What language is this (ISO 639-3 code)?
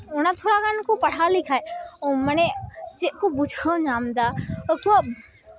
sat